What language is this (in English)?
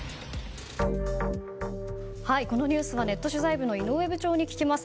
Japanese